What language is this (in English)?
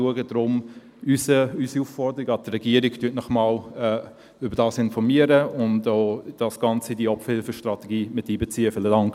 Swiss German